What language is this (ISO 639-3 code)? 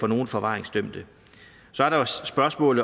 dan